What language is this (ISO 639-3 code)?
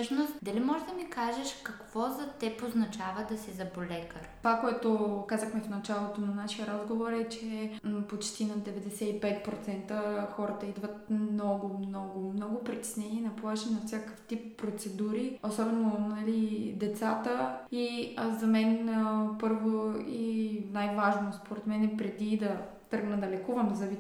bul